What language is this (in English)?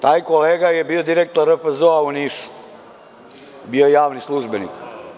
Serbian